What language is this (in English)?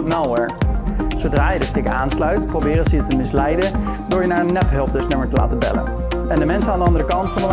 Dutch